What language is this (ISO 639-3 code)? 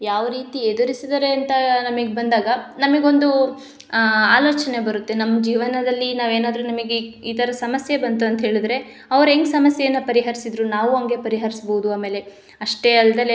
kan